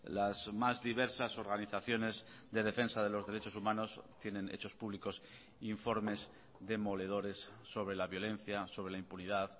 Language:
Spanish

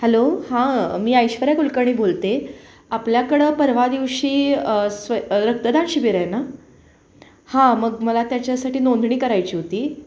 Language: Marathi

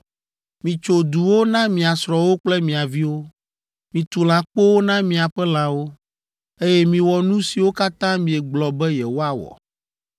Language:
Ewe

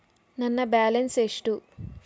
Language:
Kannada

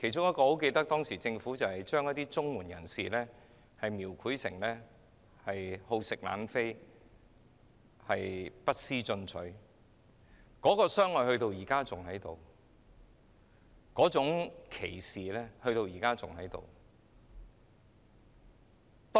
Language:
Cantonese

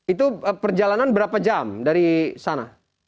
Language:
Indonesian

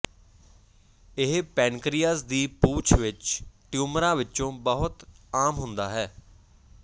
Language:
Punjabi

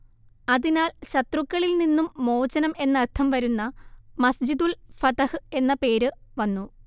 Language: Malayalam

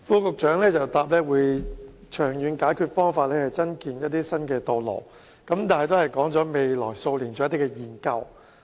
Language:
Cantonese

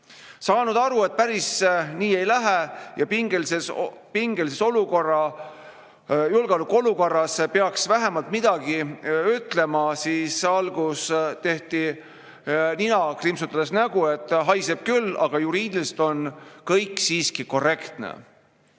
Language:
Estonian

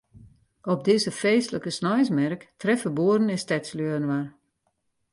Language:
Western Frisian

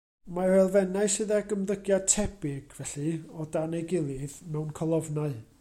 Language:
Welsh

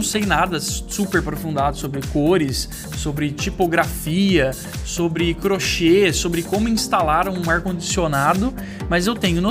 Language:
Portuguese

